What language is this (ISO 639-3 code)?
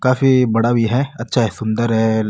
mwr